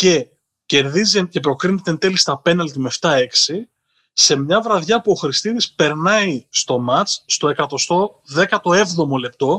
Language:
Greek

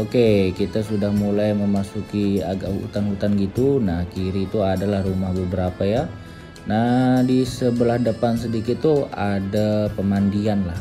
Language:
Indonesian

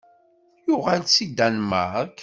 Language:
Kabyle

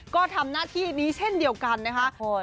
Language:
Thai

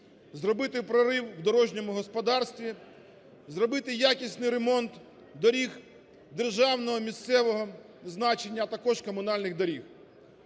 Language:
Ukrainian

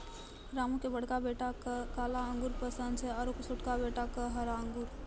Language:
Maithili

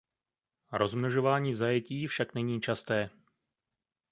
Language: Czech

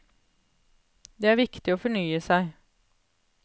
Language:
Norwegian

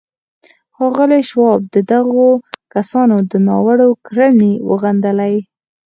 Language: Pashto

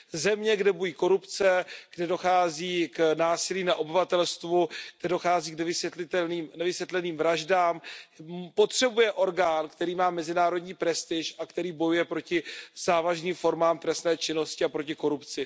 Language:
Czech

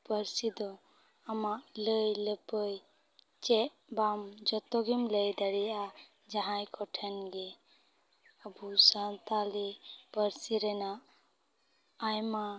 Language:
Santali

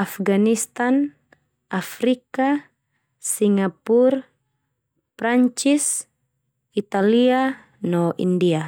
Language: Termanu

